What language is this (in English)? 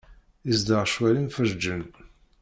Kabyle